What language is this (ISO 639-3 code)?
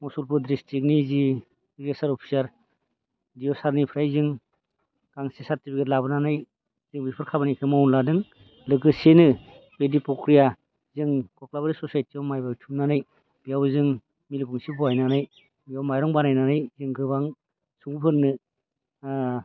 brx